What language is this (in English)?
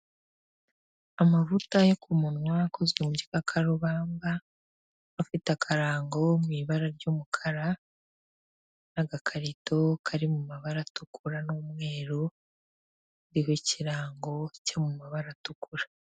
Kinyarwanda